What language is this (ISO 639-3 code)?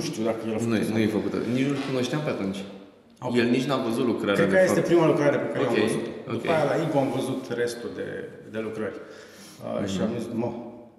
ron